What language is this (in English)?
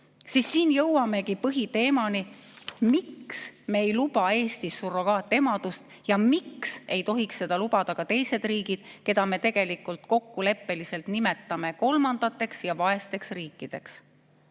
Estonian